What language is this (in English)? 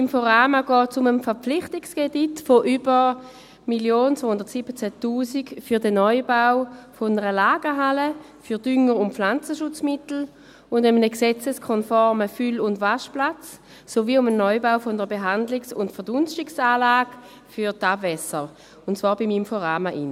Swiss German